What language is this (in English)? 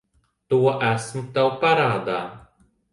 Latvian